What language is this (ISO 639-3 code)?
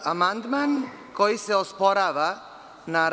srp